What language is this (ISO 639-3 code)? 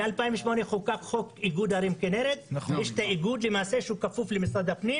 heb